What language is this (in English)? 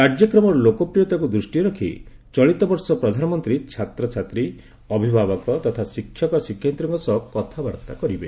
Odia